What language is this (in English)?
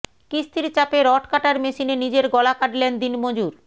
Bangla